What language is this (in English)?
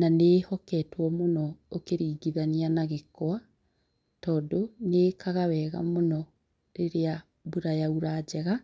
Kikuyu